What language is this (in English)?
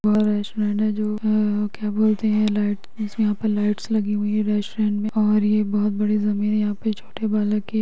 Magahi